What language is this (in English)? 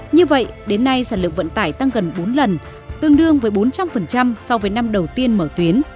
Vietnamese